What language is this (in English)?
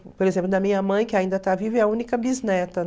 Portuguese